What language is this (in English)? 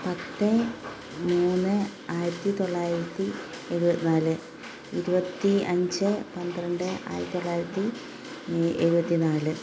Malayalam